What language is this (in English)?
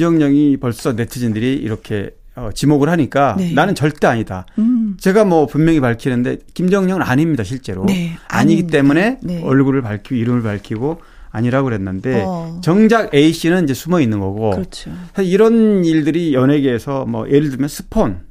Korean